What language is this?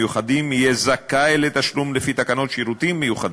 Hebrew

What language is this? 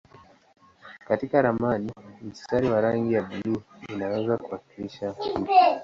Swahili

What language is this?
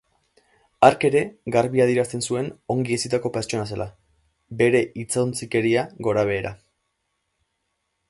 Basque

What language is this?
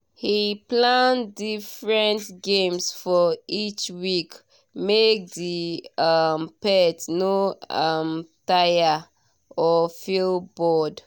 Nigerian Pidgin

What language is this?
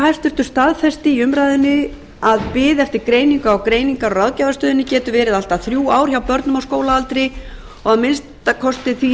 Icelandic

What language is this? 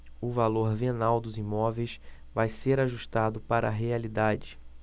Portuguese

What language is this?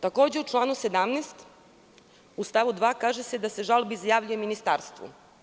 Serbian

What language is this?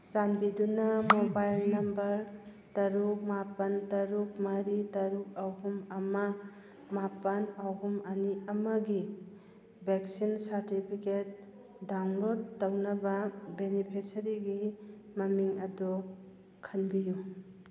Manipuri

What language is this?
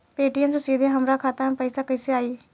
Bhojpuri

